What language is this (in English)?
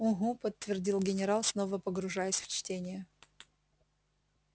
Russian